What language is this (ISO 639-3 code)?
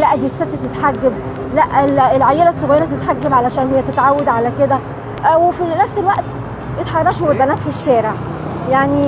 ara